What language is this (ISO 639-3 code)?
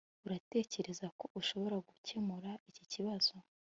kin